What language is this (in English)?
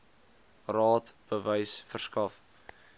Afrikaans